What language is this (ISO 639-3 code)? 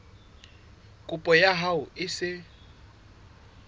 sot